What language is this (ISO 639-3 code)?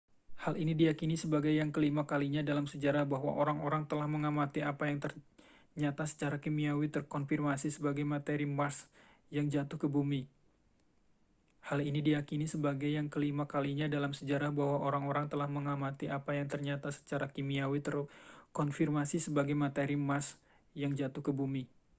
ind